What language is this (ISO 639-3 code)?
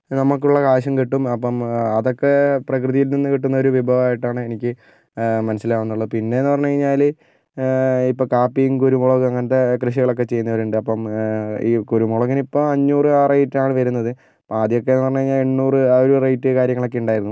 mal